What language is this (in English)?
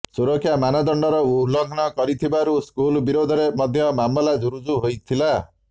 Odia